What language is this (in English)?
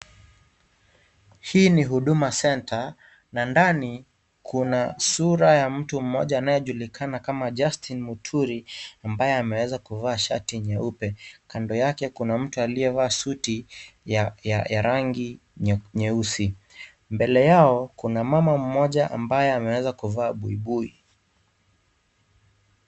Swahili